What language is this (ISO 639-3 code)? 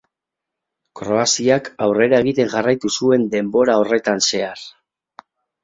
eus